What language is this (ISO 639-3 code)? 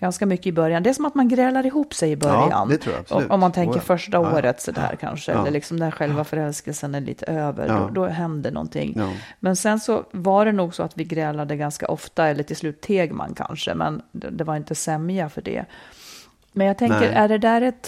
swe